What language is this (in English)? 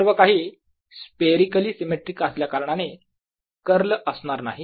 Marathi